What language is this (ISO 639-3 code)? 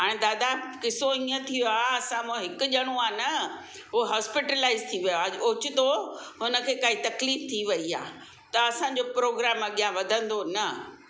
snd